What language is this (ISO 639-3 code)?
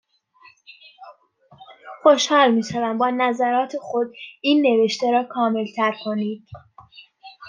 fas